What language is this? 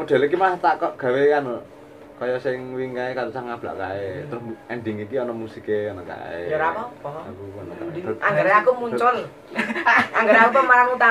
Indonesian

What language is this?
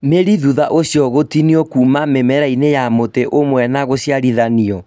Kikuyu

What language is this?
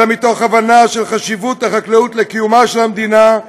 Hebrew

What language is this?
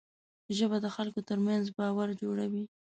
Pashto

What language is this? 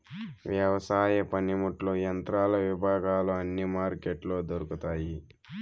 Telugu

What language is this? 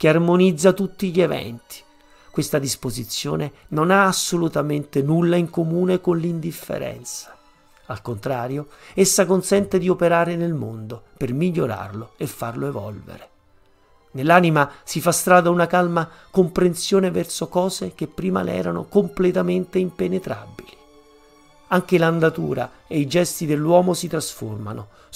Italian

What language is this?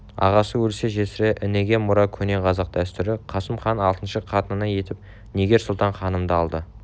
Kazakh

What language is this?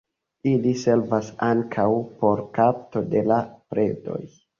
Esperanto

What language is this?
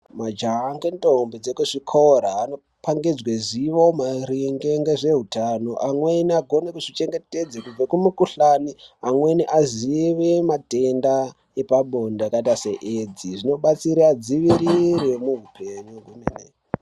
Ndau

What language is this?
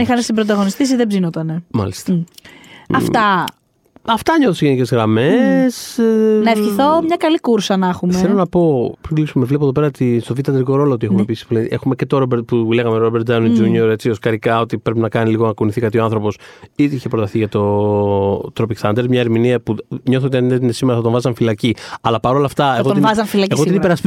Greek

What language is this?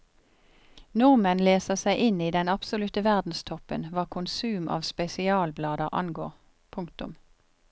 Norwegian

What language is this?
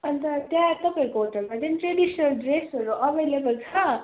Nepali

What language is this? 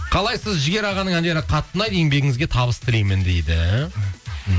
Kazakh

